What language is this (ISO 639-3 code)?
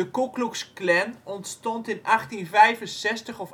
nld